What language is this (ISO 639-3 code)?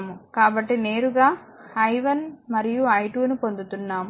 tel